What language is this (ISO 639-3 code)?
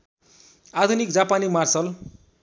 nep